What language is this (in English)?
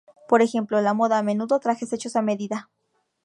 Spanish